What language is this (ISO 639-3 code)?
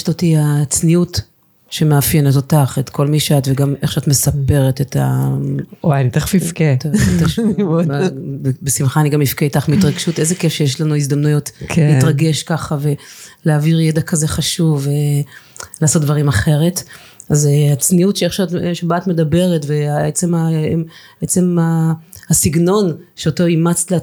heb